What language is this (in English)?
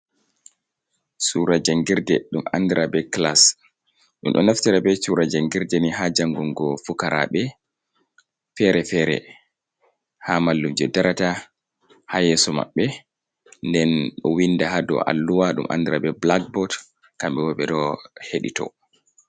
Fula